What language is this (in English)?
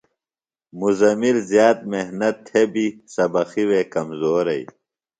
Phalura